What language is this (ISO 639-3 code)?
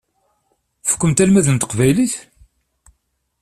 kab